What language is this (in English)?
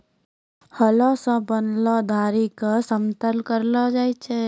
Maithili